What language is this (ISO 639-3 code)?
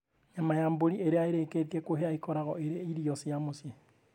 kik